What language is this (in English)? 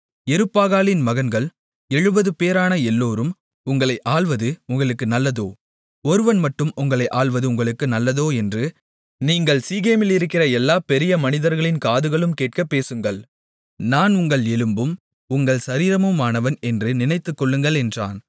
Tamil